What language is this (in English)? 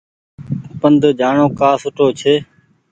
Goaria